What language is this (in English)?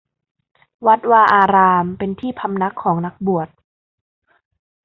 Thai